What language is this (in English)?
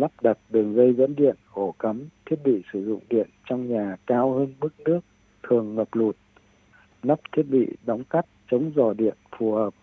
Vietnamese